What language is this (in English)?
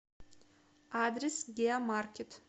Russian